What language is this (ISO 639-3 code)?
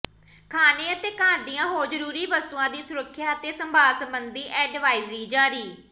pan